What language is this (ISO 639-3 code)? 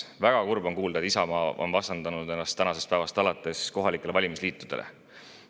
est